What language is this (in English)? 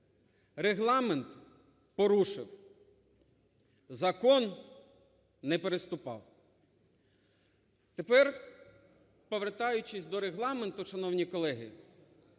Ukrainian